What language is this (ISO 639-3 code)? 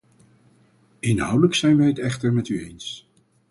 nld